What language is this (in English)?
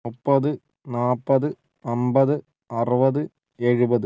Malayalam